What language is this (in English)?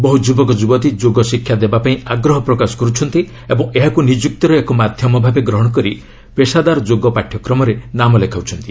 Odia